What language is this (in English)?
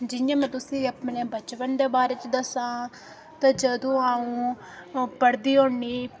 Dogri